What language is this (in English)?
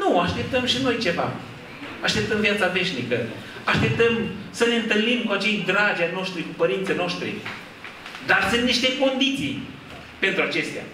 Romanian